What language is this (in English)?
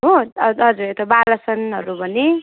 Nepali